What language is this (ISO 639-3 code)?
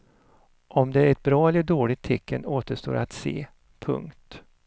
swe